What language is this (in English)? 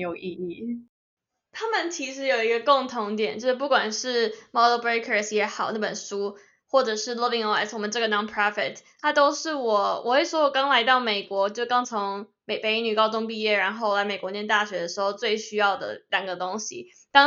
Chinese